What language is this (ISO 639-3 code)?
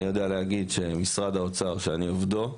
heb